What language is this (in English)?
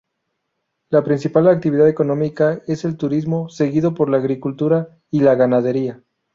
Spanish